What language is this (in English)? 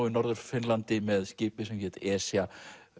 Icelandic